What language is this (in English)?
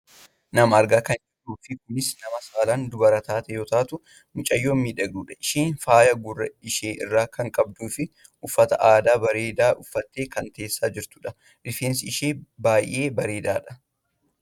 Oromo